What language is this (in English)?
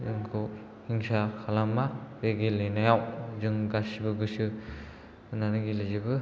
Bodo